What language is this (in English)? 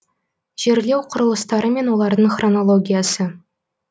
Kazakh